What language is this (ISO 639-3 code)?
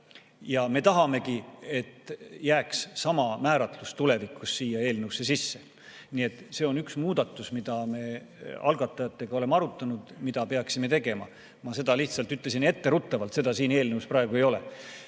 est